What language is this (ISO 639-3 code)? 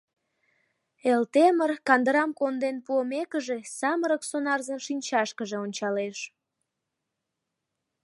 chm